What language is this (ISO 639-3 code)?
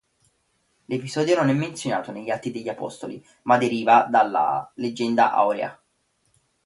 ita